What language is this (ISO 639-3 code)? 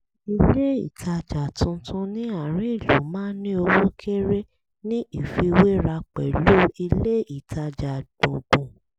yor